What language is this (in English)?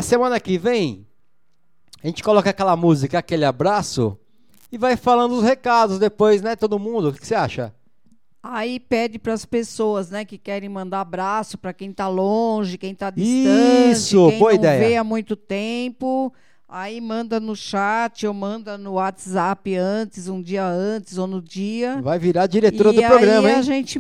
Portuguese